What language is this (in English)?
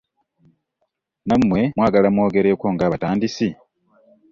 Ganda